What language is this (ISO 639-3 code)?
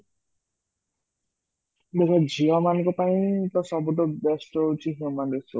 ori